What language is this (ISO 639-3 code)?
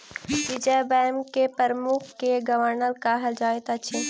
mai